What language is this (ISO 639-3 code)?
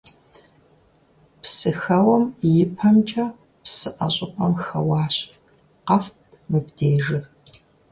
kbd